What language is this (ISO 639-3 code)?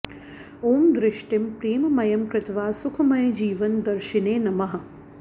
san